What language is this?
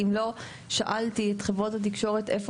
Hebrew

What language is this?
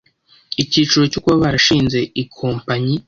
Kinyarwanda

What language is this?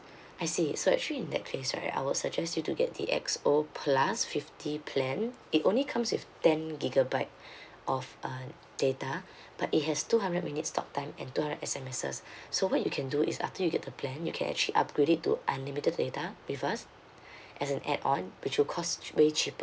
English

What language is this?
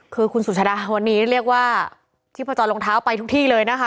Thai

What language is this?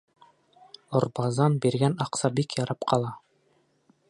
Bashkir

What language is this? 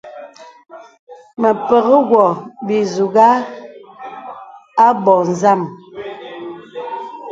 Bebele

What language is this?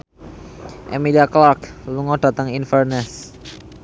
Javanese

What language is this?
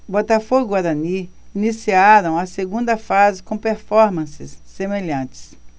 Portuguese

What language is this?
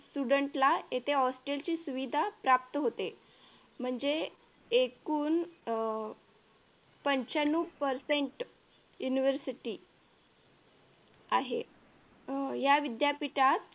Marathi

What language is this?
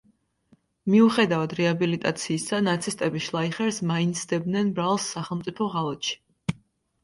Georgian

